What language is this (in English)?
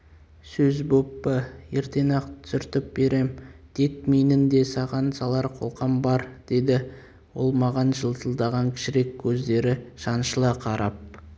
Kazakh